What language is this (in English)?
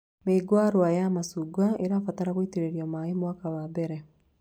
Kikuyu